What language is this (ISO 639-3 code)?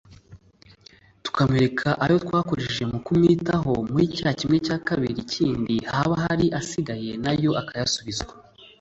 kin